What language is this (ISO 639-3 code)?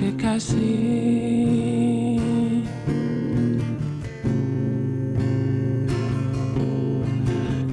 ind